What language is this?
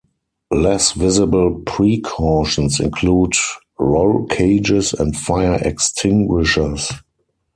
English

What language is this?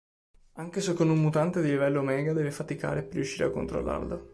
Italian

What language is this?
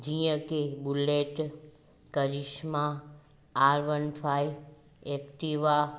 Sindhi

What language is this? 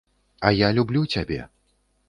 Belarusian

